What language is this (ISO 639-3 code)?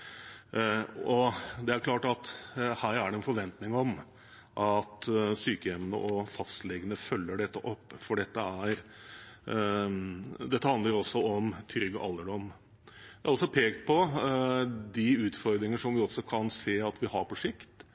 nob